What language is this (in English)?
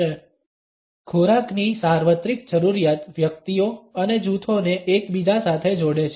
Gujarati